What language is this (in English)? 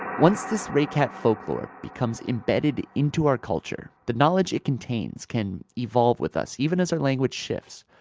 English